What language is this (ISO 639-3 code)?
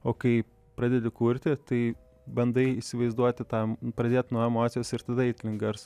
lit